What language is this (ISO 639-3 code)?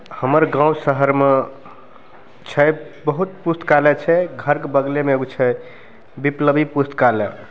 mai